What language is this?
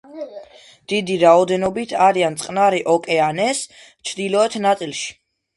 Georgian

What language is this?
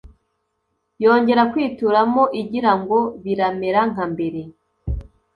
Kinyarwanda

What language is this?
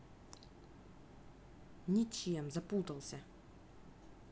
Russian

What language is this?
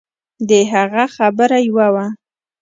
Pashto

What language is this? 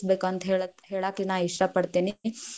Kannada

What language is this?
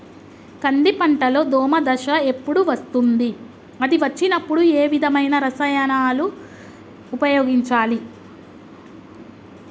Telugu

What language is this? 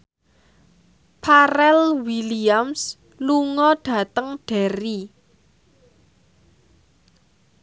Javanese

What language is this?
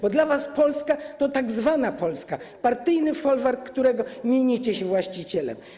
Polish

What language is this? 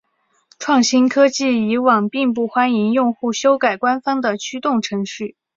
Chinese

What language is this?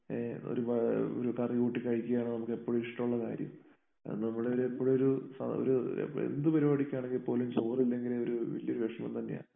Malayalam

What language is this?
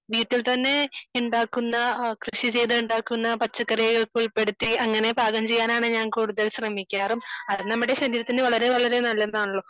Malayalam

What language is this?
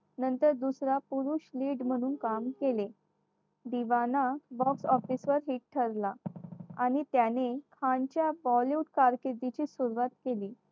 Marathi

